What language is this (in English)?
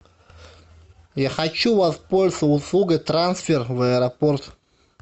Russian